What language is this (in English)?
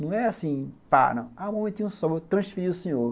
Portuguese